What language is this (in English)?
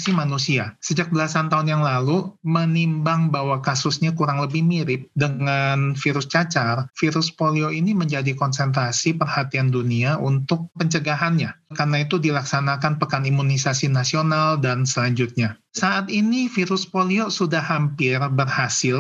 Indonesian